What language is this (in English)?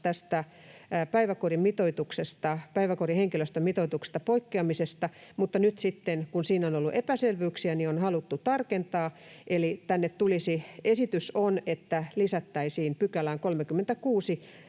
Finnish